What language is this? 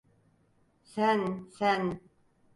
Turkish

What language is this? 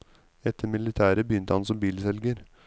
Norwegian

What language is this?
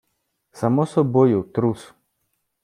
Ukrainian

